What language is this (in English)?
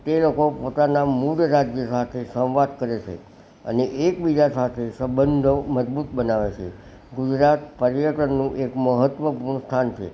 Gujarati